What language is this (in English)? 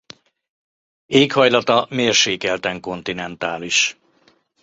Hungarian